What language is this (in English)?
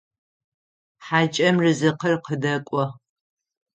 Adyghe